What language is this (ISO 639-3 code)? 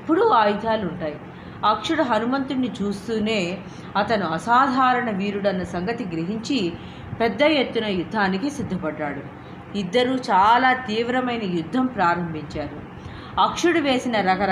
tel